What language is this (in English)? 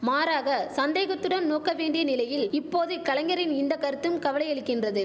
Tamil